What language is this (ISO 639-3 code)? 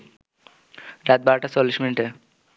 ben